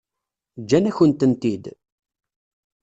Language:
Kabyle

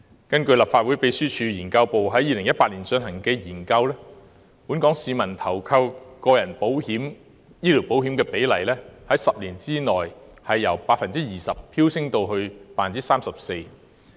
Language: Cantonese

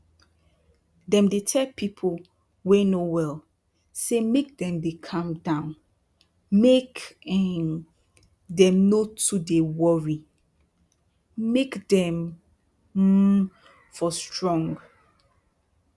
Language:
Nigerian Pidgin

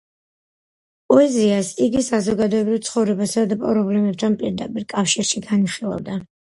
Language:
Georgian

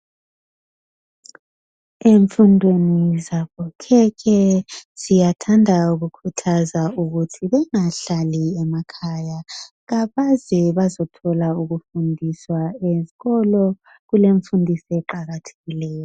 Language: North Ndebele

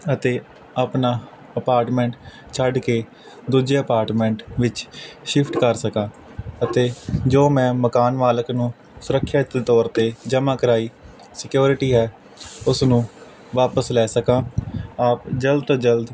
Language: Punjabi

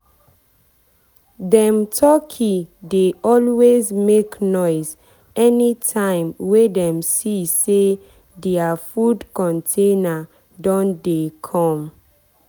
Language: Nigerian Pidgin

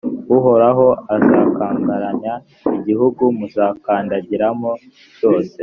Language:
Kinyarwanda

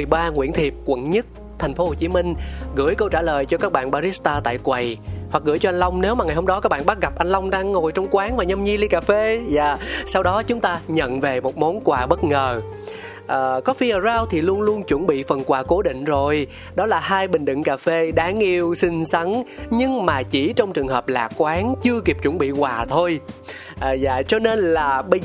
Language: Vietnamese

